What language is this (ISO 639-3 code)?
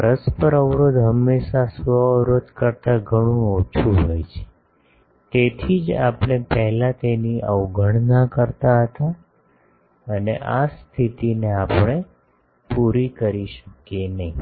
guj